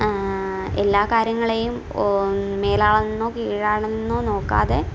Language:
Malayalam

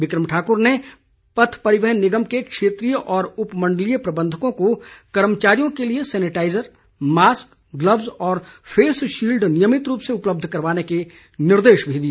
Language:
Hindi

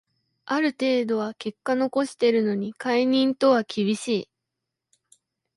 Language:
Japanese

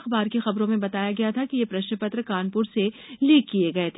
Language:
Hindi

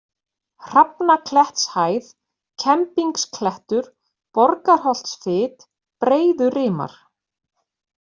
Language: Icelandic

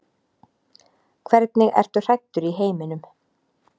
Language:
Icelandic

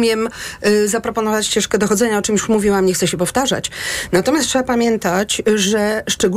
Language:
Polish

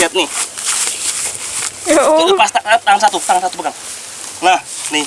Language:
Indonesian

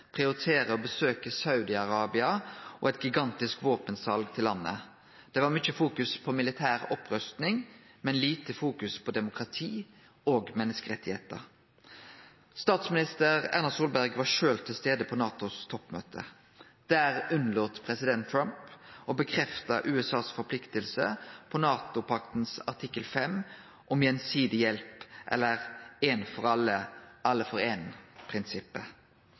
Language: Norwegian Nynorsk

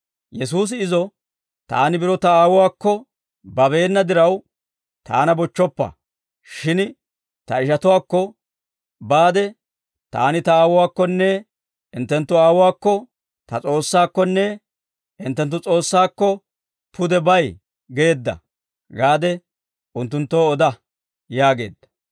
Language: Dawro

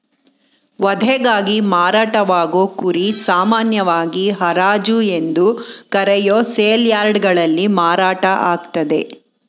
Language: Kannada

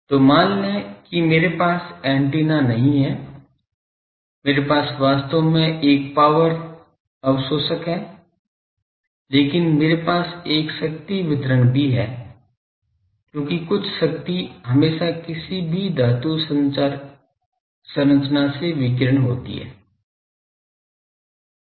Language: Hindi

